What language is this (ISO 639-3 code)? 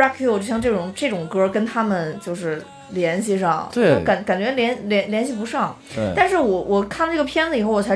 zho